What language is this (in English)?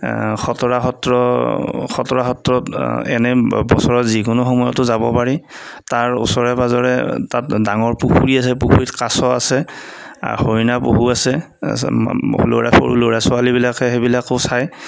Assamese